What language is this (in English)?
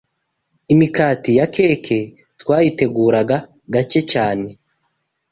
Kinyarwanda